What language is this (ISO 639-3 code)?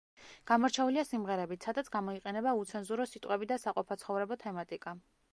kat